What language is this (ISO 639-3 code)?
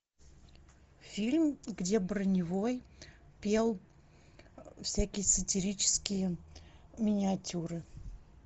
rus